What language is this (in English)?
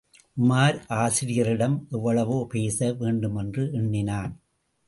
Tamil